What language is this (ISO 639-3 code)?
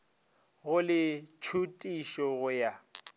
nso